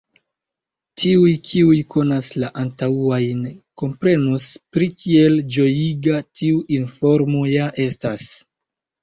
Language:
Esperanto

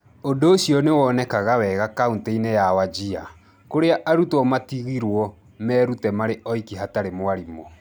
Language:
Kikuyu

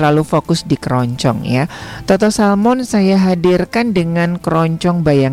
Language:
Indonesian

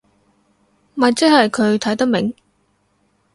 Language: Cantonese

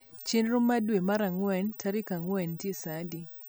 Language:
Luo (Kenya and Tanzania)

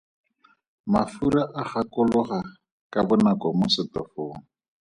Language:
Tswana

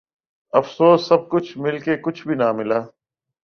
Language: Urdu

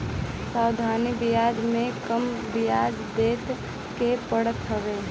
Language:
Bhojpuri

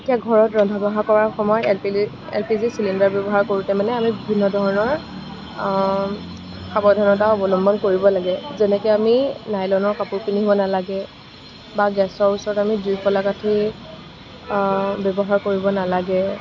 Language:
Assamese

